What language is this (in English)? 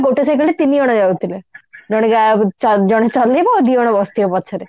Odia